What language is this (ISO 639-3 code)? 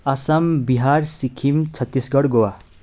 nep